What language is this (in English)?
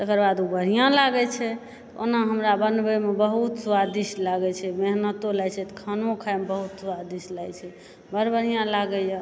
Maithili